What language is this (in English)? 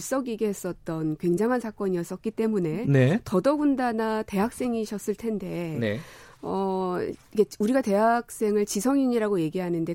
Korean